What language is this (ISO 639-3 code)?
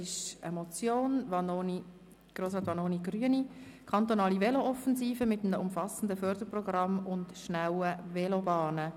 gsw